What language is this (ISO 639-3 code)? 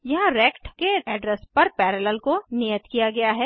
hin